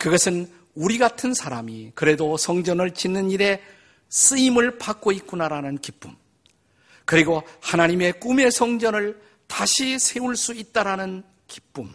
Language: Korean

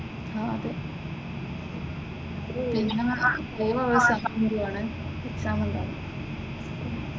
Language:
Malayalam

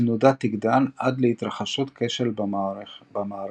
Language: Hebrew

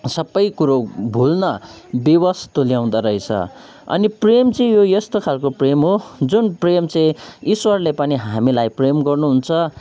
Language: Nepali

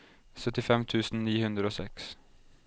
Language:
Norwegian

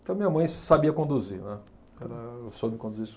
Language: Portuguese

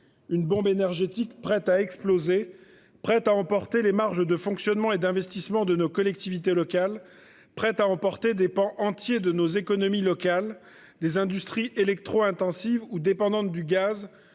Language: French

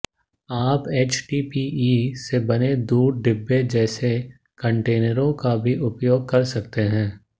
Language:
Hindi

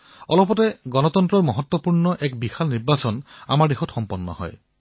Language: Assamese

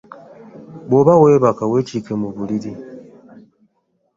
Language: Ganda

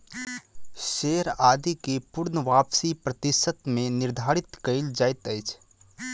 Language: Maithili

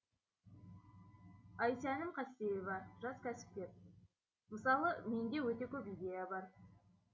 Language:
Kazakh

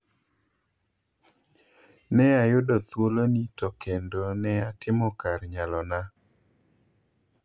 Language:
Luo (Kenya and Tanzania)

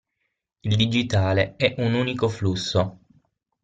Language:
Italian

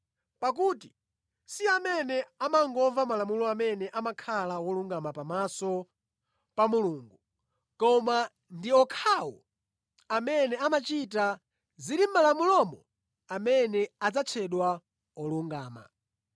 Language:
Nyanja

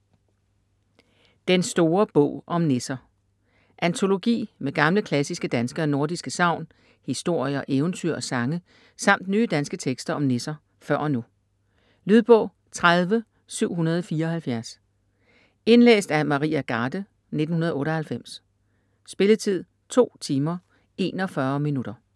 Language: Danish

